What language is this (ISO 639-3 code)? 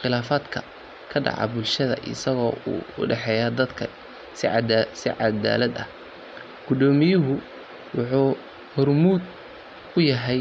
som